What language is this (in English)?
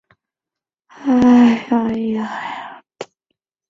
Chinese